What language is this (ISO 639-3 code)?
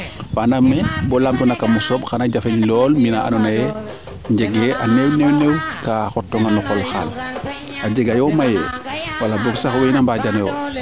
srr